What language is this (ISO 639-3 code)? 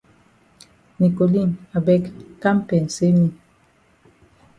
wes